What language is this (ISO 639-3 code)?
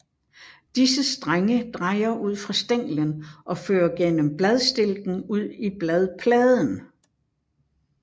dan